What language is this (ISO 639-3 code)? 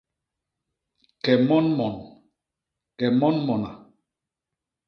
bas